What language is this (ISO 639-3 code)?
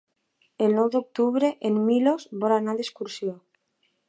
cat